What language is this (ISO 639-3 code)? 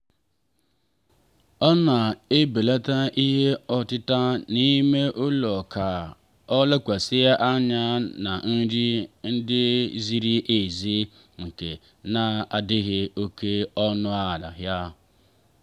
ibo